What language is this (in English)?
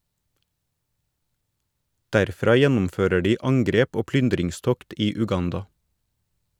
Norwegian